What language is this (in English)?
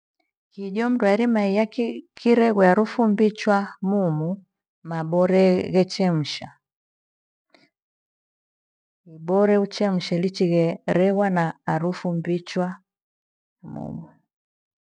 Gweno